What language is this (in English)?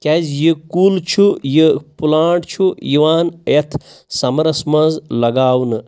Kashmiri